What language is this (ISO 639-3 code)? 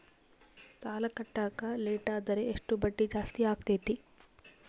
kan